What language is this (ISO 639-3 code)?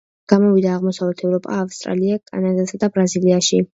kat